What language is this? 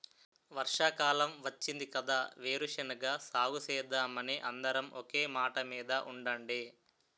Telugu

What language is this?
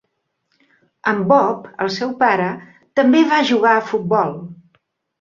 Catalan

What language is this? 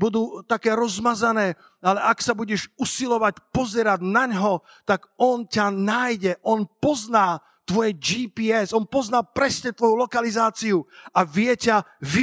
Slovak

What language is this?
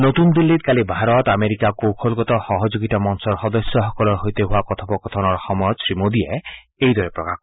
Assamese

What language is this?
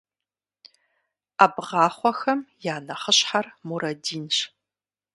Kabardian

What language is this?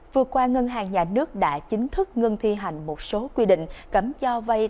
Vietnamese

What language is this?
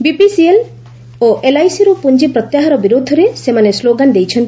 Odia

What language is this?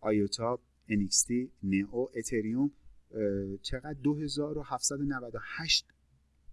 Persian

